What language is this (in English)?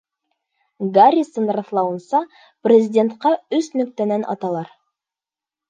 Bashkir